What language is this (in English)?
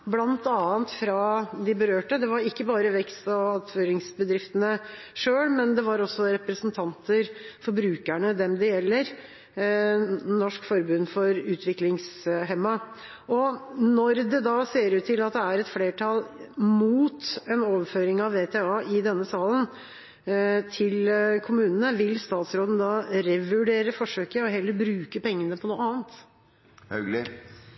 Norwegian Bokmål